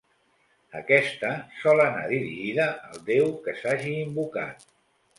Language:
Catalan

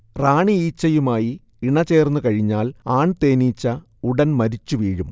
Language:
Malayalam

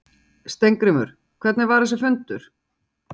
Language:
Icelandic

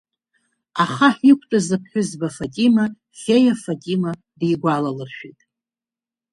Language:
Abkhazian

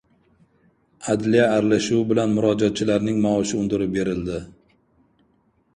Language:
Uzbek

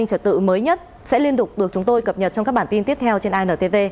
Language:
Vietnamese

